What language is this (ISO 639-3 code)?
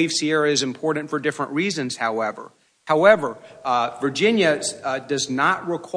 eng